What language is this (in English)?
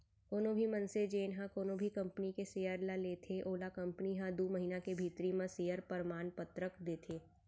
Chhattisgarhi